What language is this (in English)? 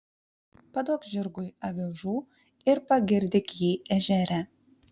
Lithuanian